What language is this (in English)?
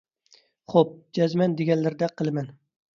Uyghur